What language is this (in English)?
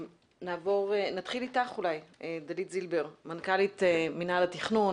Hebrew